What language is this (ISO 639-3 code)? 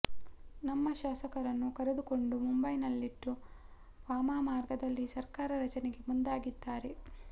kan